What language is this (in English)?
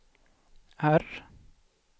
Swedish